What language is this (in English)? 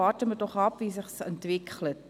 Swiss German